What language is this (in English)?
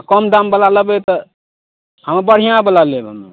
Maithili